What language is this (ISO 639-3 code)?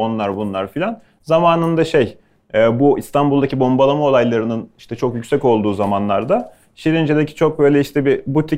tur